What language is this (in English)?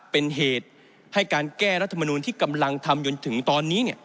Thai